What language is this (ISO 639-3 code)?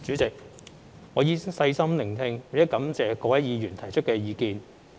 yue